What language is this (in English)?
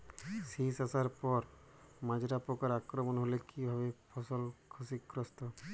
Bangla